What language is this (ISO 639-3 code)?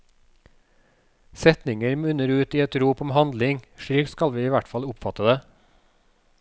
nor